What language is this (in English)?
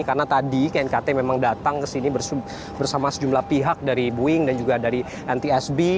Indonesian